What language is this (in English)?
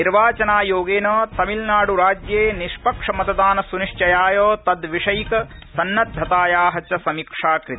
Sanskrit